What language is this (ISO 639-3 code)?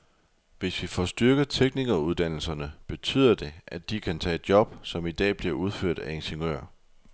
dan